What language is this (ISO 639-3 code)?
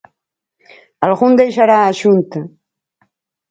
glg